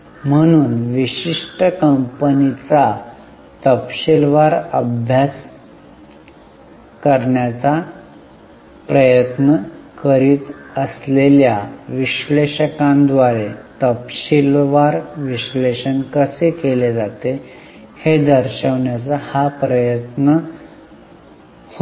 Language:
Marathi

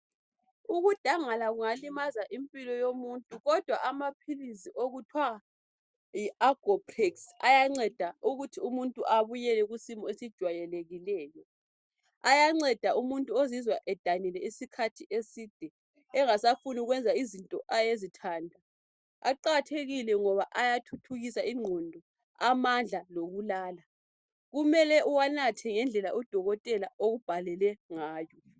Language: North Ndebele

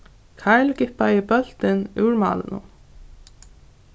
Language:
Faroese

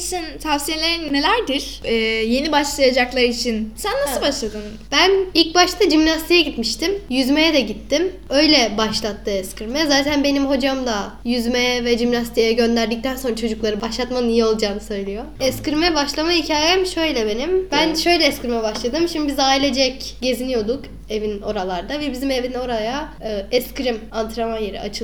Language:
Turkish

